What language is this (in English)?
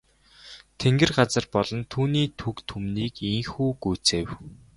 Mongolian